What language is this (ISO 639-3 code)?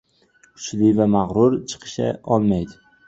uzb